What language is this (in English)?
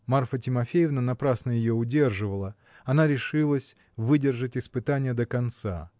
Russian